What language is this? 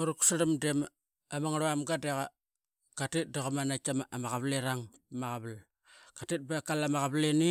Qaqet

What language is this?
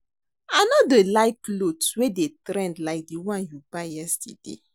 Nigerian Pidgin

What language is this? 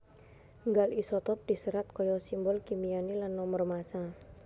Javanese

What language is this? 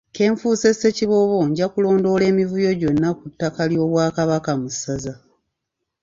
Ganda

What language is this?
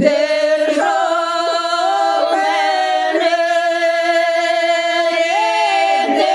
Ukrainian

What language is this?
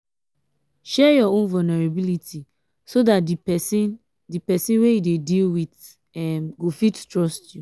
Nigerian Pidgin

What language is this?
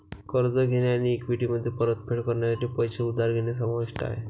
Marathi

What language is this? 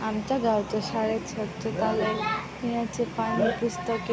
Marathi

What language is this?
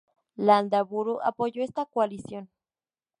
Spanish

